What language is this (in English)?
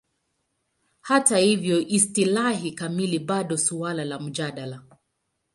Swahili